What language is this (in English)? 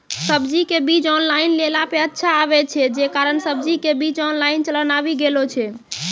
Maithili